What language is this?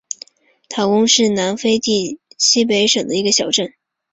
Chinese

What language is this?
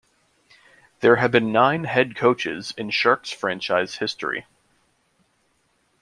English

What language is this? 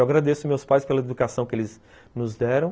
Portuguese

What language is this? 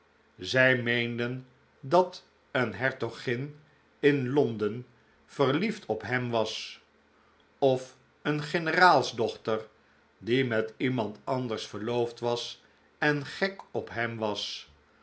Dutch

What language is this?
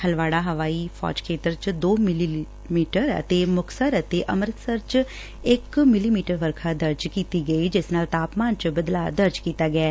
Punjabi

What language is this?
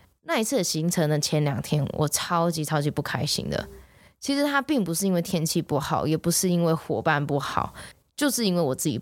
Chinese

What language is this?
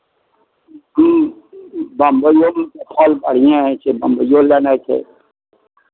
Maithili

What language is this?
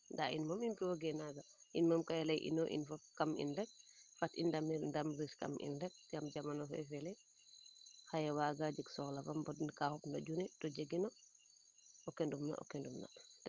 Serer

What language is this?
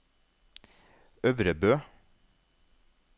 Norwegian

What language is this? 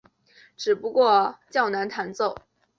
Chinese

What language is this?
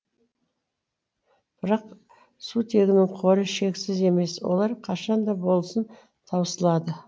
Kazakh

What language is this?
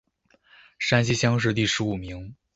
Chinese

